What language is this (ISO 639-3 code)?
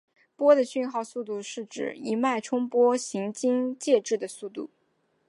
zho